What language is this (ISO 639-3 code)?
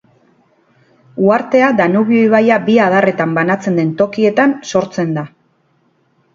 eus